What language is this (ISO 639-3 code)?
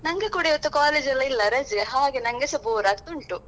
kan